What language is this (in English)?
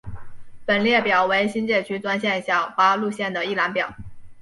Chinese